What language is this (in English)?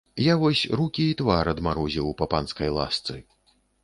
Belarusian